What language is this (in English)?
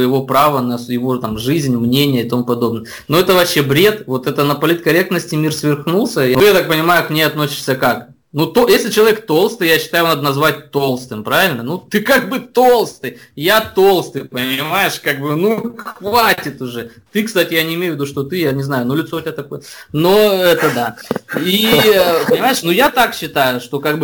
Russian